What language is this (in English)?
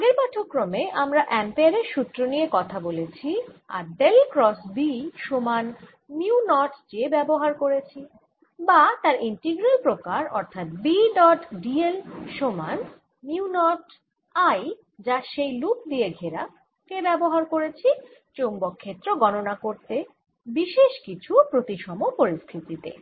Bangla